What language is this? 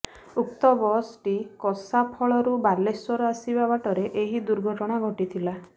Odia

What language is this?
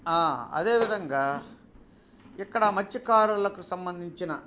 Telugu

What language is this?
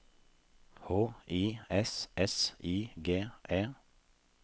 Norwegian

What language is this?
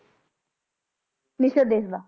Punjabi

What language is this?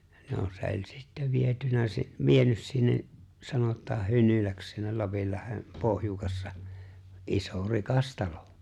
Finnish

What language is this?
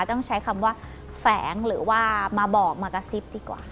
Thai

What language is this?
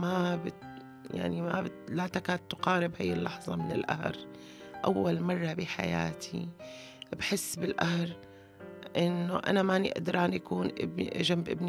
Arabic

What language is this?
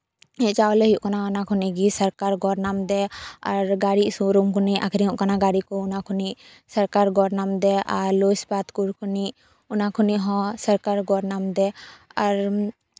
Santali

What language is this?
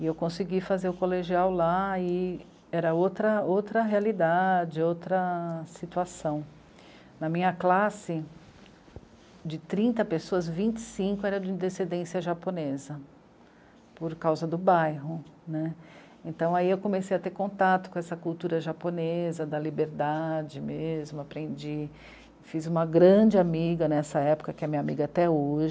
Portuguese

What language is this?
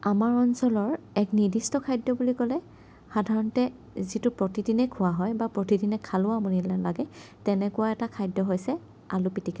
Assamese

